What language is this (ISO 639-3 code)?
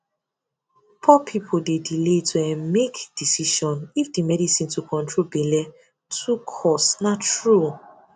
pcm